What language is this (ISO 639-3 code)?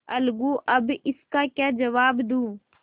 hin